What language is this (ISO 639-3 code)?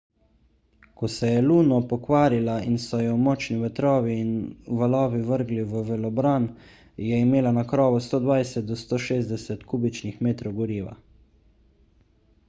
slv